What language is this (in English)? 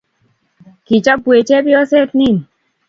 Kalenjin